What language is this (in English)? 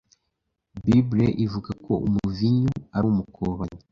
Kinyarwanda